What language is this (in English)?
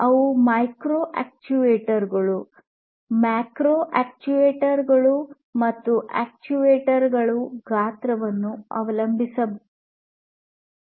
Kannada